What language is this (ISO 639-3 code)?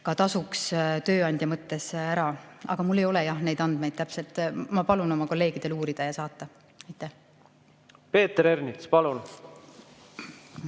est